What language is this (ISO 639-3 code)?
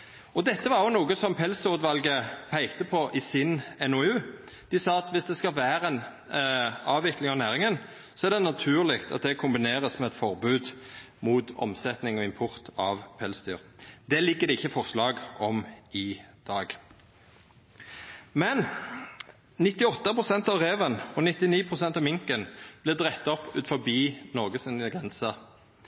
nno